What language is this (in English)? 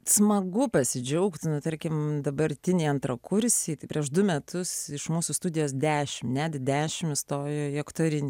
Lithuanian